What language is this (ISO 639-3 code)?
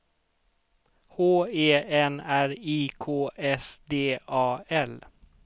swe